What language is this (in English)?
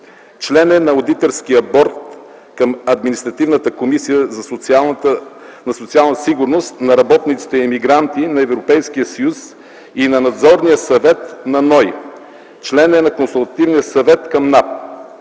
Bulgarian